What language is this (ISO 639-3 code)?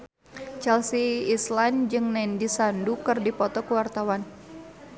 sun